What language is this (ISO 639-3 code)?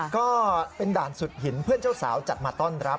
tha